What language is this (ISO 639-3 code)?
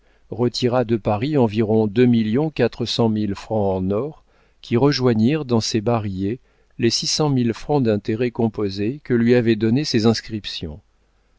fra